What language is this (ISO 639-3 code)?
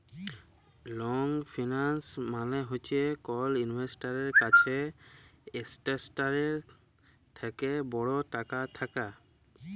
ben